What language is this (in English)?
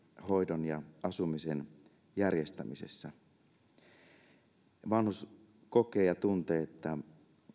Finnish